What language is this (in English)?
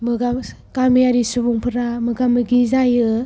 Bodo